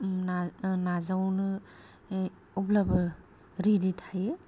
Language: Bodo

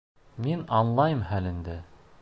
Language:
Bashkir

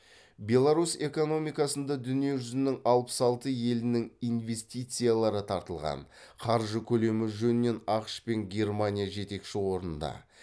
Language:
Kazakh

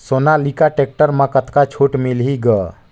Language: Chhattisgarhi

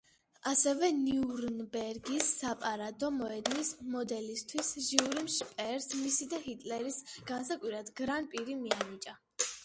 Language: Georgian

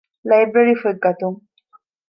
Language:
Divehi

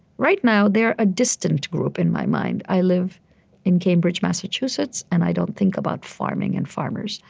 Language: English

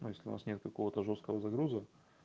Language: Russian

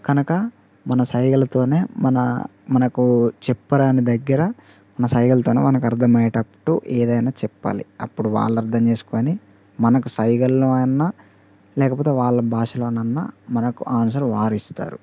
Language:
Telugu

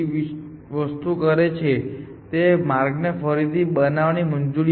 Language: Gujarati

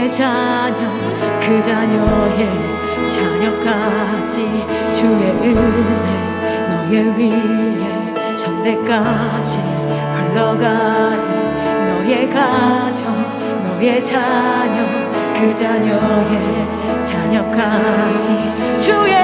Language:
Korean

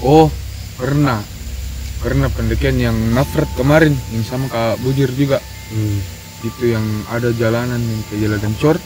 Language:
Indonesian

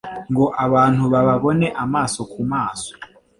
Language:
Kinyarwanda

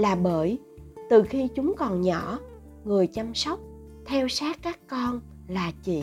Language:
Vietnamese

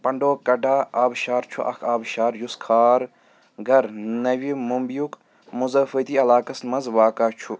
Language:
Kashmiri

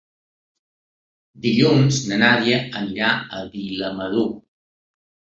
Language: Catalan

